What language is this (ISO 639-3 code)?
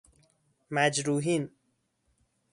fas